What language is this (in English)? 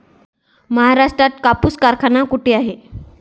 Marathi